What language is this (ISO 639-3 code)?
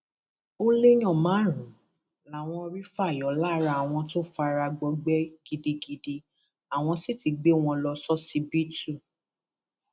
yor